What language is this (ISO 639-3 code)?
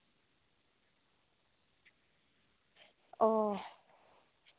sat